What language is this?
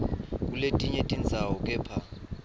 Swati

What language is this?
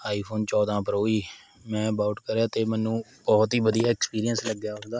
Punjabi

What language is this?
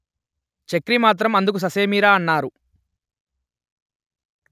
Telugu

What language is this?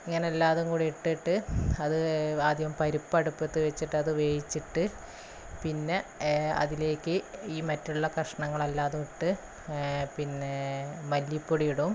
Malayalam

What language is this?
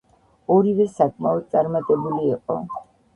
Georgian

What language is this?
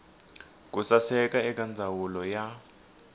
Tsonga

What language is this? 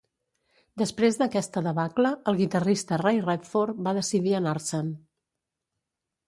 Catalan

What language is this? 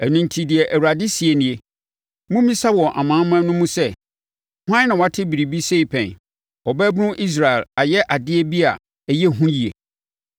Akan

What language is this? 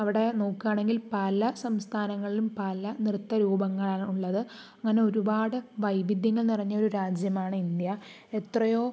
Malayalam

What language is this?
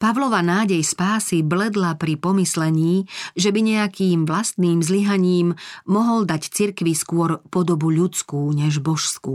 Slovak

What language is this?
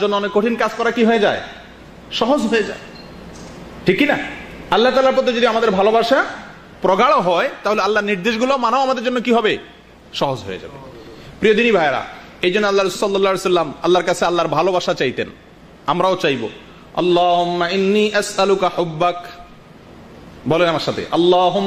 Arabic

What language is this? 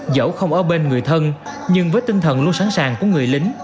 Vietnamese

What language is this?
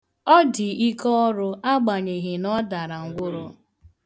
Igbo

